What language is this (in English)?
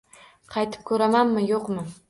Uzbek